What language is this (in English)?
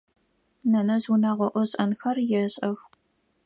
Adyghe